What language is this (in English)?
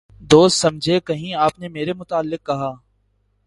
Urdu